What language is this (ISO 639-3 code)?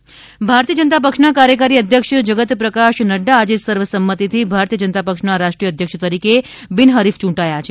guj